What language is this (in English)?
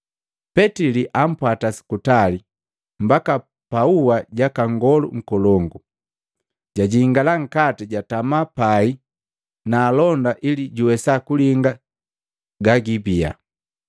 Matengo